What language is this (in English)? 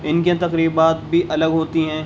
Urdu